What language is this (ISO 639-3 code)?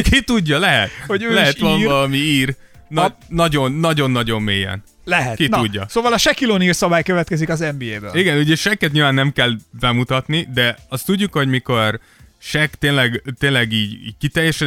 hun